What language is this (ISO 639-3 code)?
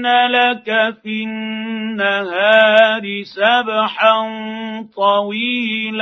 ara